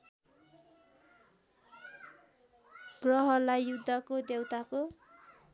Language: Nepali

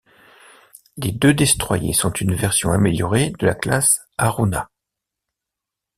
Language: French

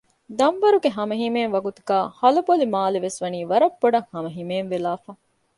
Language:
Divehi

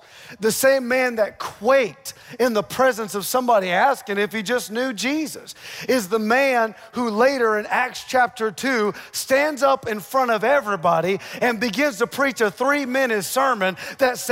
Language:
English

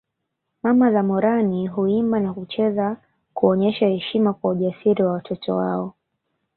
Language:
Swahili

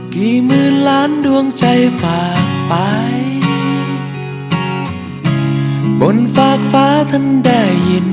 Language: Thai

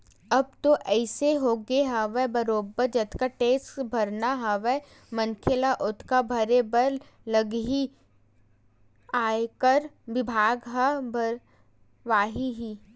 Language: Chhattisgarhi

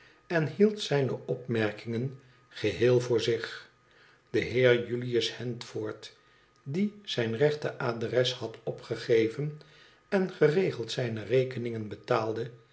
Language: Dutch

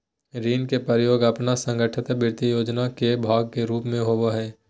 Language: Magahi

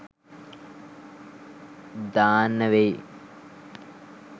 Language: Sinhala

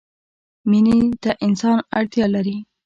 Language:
Pashto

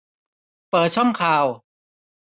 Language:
Thai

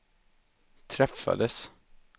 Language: Swedish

